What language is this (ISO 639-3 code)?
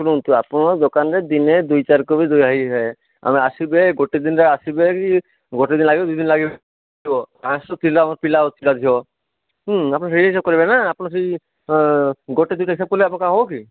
ori